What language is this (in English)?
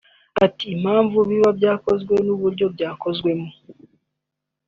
Kinyarwanda